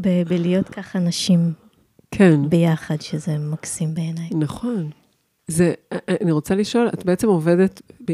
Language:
Hebrew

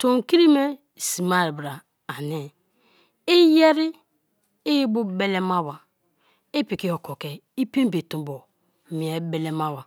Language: Kalabari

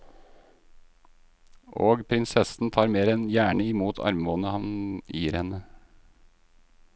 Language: Norwegian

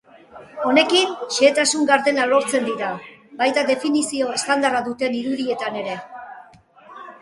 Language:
Basque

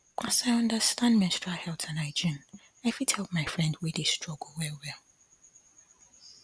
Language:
Nigerian Pidgin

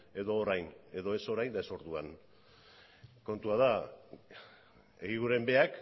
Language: Basque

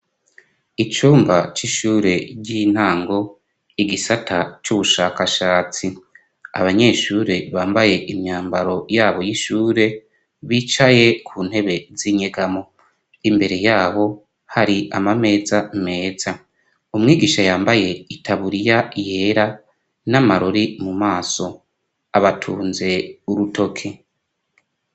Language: Rundi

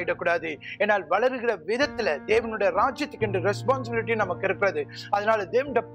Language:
Tamil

